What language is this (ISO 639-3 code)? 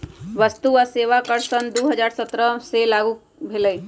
mag